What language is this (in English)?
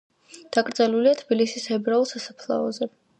Georgian